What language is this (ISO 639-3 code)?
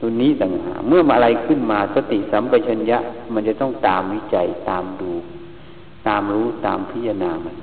tha